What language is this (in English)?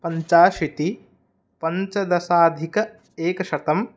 Sanskrit